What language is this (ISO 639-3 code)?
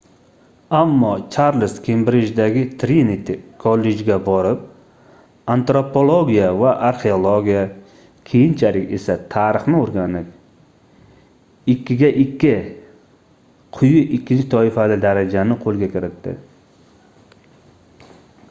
uzb